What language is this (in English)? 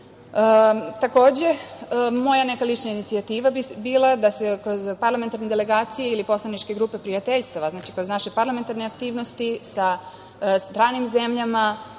Serbian